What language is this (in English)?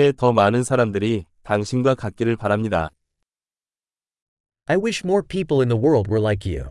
Korean